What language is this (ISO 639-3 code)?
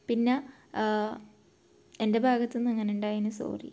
mal